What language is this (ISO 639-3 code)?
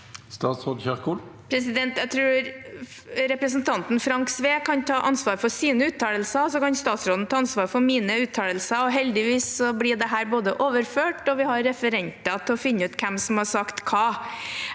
nor